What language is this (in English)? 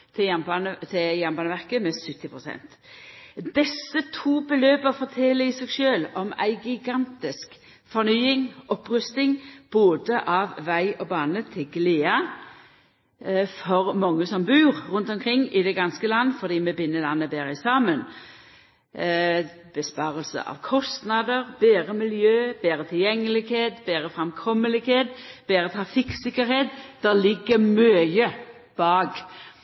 Norwegian Nynorsk